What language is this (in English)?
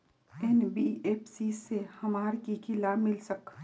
Magahi